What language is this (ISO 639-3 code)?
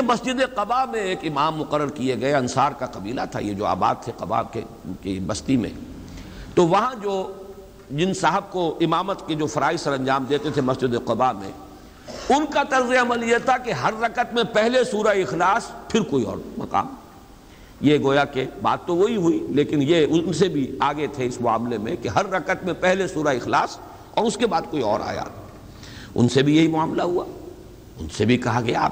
urd